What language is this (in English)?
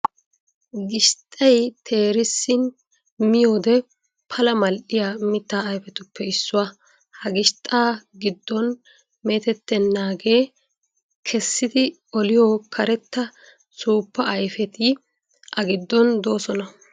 Wolaytta